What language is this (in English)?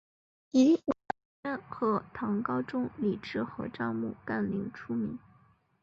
Chinese